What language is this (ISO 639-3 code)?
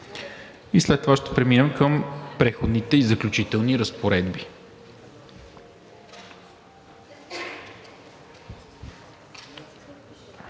bul